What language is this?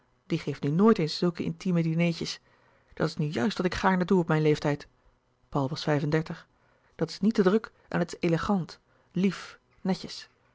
Dutch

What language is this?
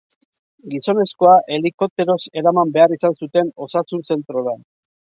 Basque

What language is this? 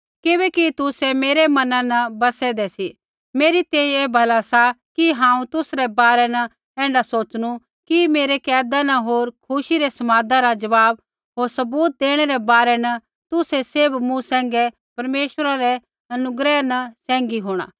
Kullu Pahari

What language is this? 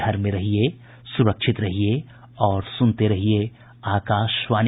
Hindi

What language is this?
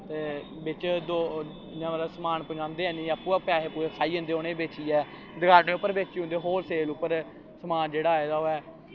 Dogri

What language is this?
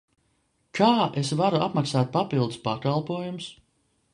Latvian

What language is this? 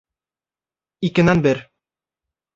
Bashkir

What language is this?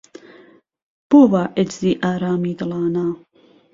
Central Kurdish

